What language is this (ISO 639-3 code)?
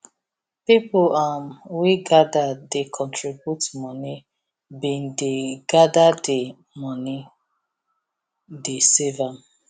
pcm